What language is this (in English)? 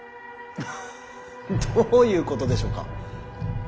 Japanese